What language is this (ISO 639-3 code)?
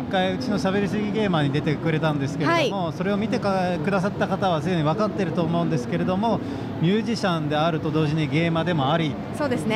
jpn